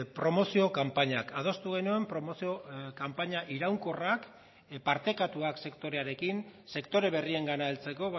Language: Basque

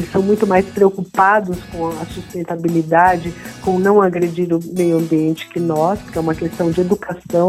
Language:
Portuguese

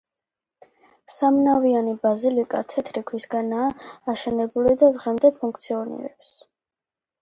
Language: Georgian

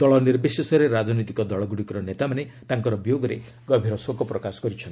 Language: Odia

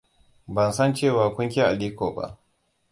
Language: Hausa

